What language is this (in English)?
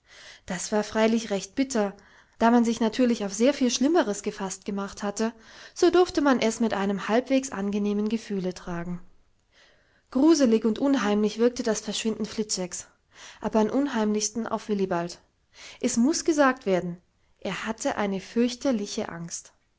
German